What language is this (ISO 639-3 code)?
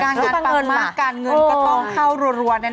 tha